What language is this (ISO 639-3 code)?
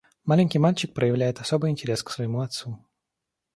rus